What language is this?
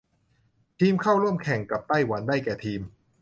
Thai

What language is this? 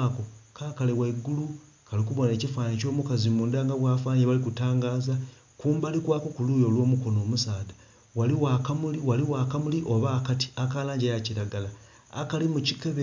Soga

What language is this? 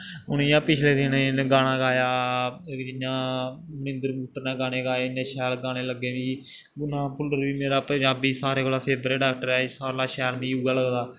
Dogri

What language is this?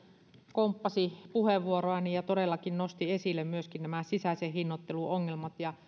Finnish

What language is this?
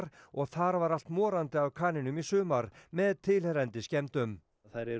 Icelandic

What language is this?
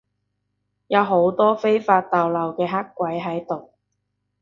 Cantonese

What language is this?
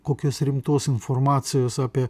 Lithuanian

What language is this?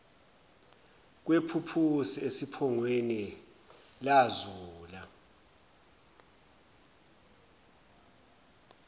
Zulu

